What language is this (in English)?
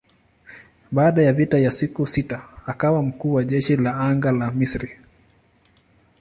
Swahili